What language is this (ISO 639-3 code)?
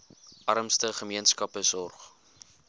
afr